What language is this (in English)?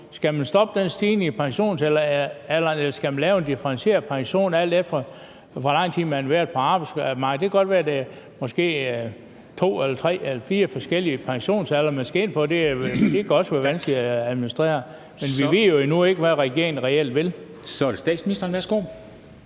Danish